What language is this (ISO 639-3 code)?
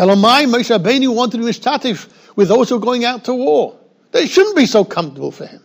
eng